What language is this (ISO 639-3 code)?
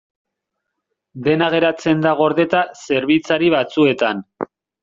eus